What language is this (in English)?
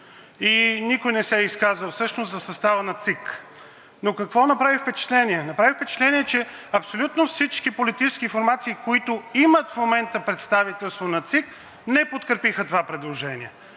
Bulgarian